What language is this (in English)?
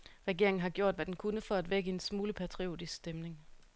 Danish